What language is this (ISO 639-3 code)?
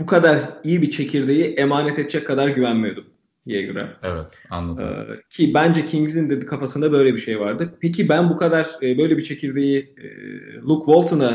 tur